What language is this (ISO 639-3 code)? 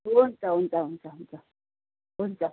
nep